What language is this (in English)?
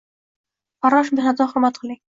Uzbek